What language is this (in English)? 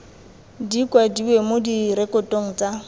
Tswana